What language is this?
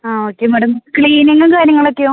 Malayalam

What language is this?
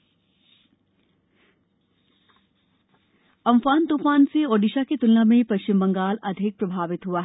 Hindi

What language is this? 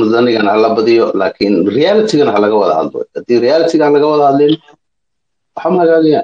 Arabic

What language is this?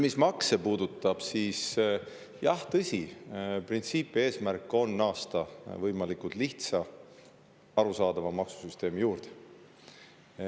Estonian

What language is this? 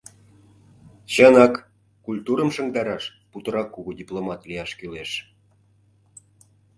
Mari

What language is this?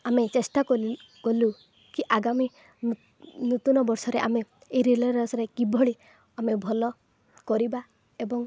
Odia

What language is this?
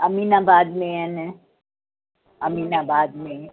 Sindhi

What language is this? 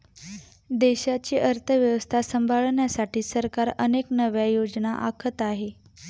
Marathi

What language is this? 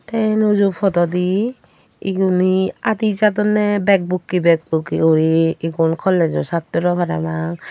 Chakma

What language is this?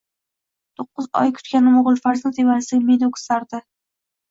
Uzbek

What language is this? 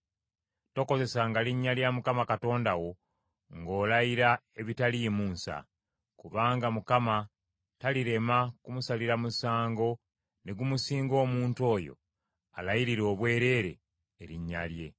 Ganda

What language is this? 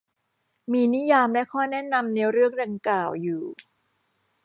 Thai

